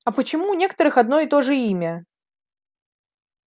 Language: Russian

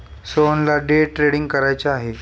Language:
Marathi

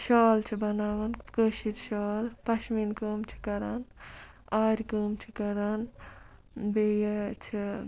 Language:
Kashmiri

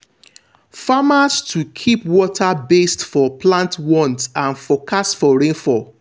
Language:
Nigerian Pidgin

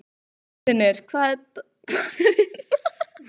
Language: Icelandic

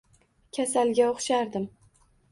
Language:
Uzbek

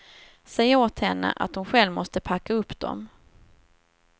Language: Swedish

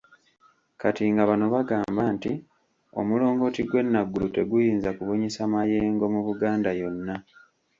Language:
Ganda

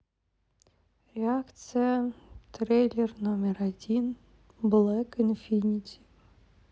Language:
Russian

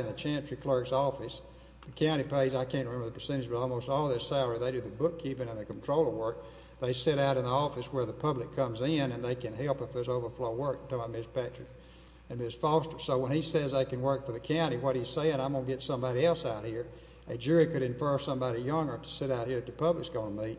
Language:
English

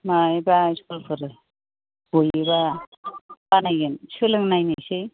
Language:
Bodo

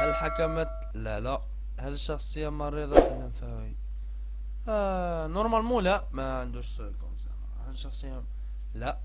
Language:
Arabic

